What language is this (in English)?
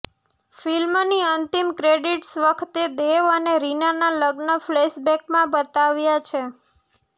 Gujarati